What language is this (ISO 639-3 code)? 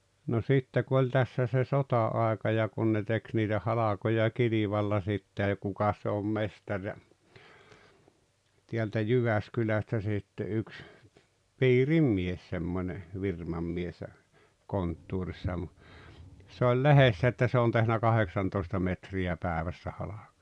fin